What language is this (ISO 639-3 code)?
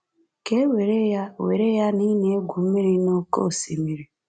ibo